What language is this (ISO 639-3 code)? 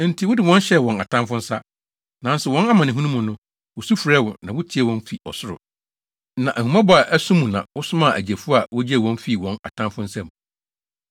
aka